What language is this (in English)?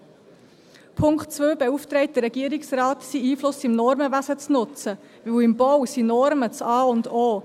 Swiss German